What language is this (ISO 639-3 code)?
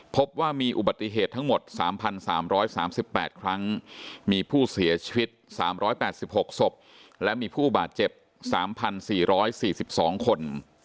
tha